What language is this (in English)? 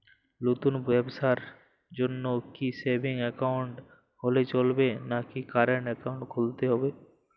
Bangla